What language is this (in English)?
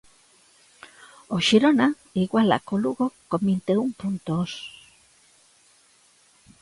Galician